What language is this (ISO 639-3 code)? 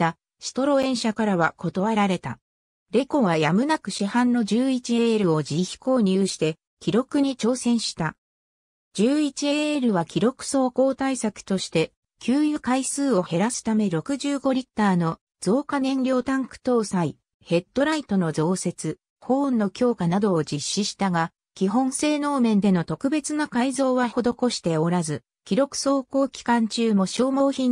jpn